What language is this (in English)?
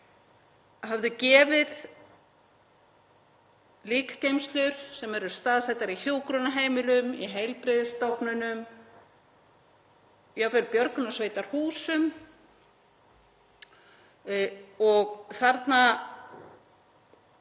Icelandic